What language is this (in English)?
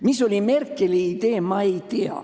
Estonian